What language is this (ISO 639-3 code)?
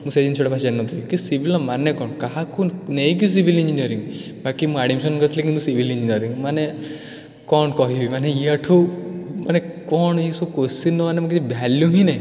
ori